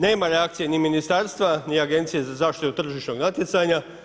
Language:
Croatian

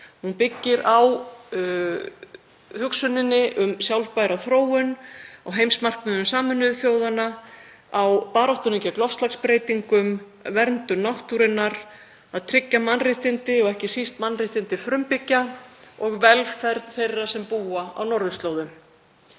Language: Icelandic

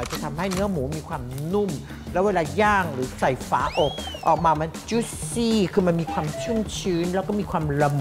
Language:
Thai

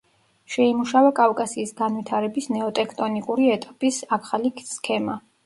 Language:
Georgian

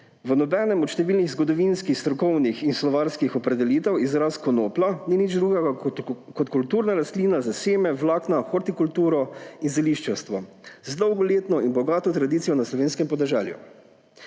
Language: Slovenian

